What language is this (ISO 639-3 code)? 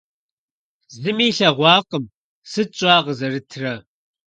kbd